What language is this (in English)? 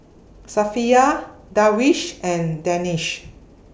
English